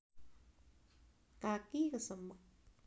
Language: Javanese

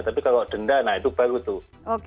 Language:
Indonesian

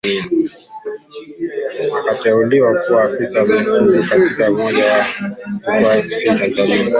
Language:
Swahili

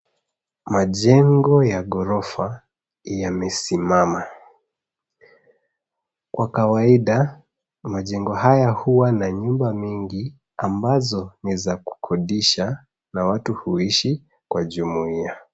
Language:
Swahili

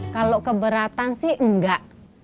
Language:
Indonesian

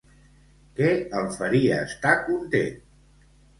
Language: Catalan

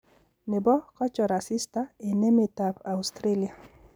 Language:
Kalenjin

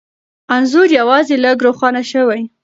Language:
Pashto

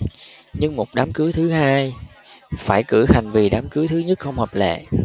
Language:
Vietnamese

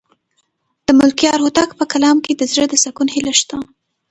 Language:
Pashto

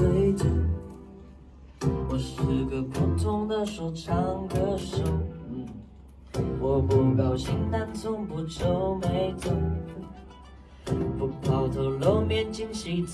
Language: Chinese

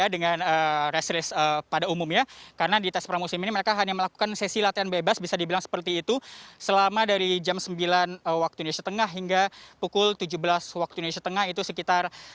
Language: Indonesian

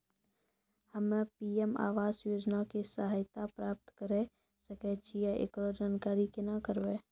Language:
Maithili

